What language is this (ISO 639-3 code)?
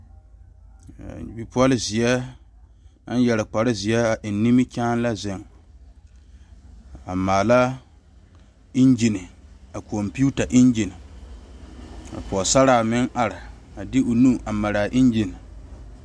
dga